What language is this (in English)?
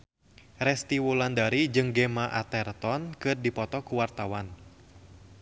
Sundanese